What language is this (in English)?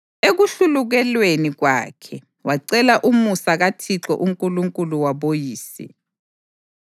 North Ndebele